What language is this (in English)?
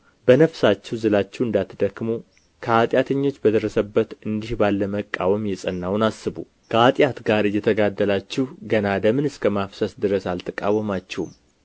Amharic